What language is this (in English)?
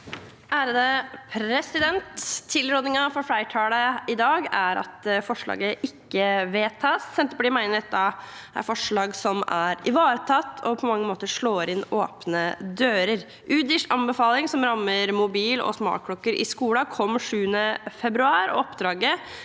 Norwegian